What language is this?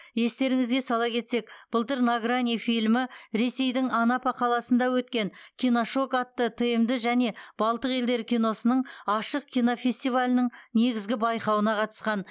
Kazakh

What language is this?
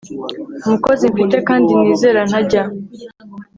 Kinyarwanda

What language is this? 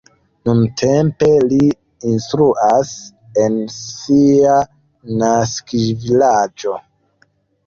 Esperanto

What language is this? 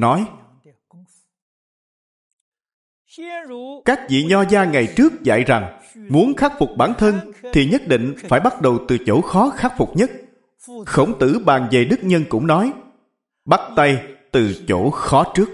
Vietnamese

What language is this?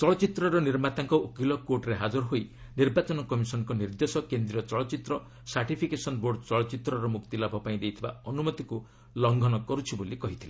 Odia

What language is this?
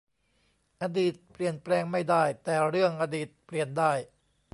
Thai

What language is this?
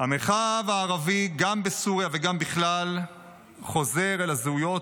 Hebrew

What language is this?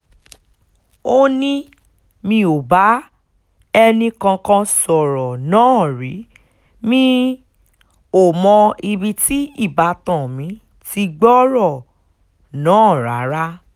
Yoruba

